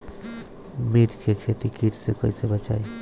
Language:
Bhojpuri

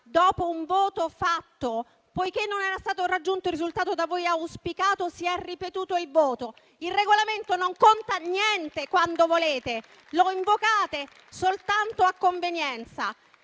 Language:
Italian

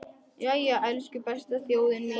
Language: Icelandic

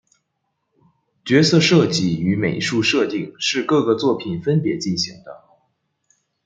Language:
Chinese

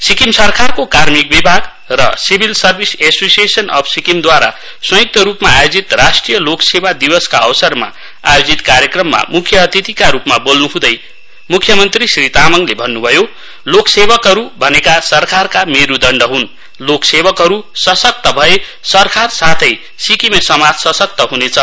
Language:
Nepali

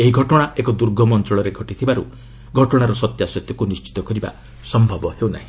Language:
Odia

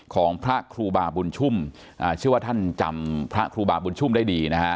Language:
Thai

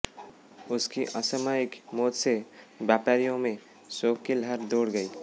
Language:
Hindi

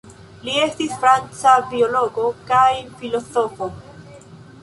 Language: Esperanto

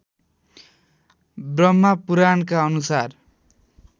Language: Nepali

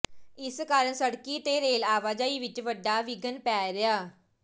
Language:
Punjabi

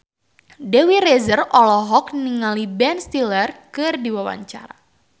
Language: Sundanese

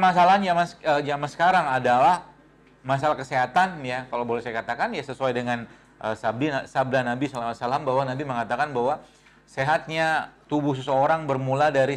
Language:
Indonesian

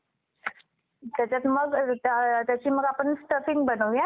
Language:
Marathi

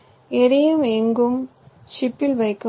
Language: Tamil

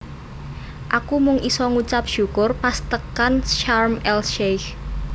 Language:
Javanese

